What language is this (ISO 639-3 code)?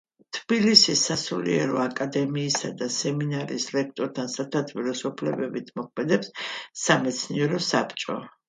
kat